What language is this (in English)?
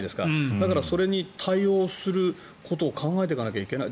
Japanese